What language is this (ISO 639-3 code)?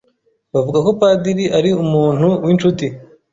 kin